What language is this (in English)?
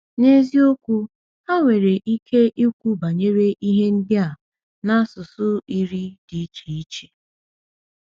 Igbo